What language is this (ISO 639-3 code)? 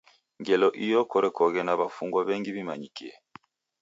dav